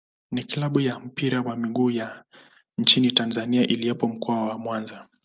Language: Swahili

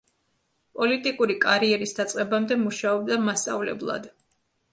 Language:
Georgian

